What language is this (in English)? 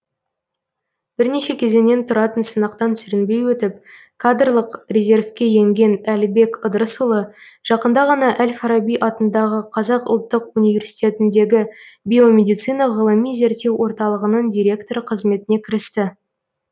Kazakh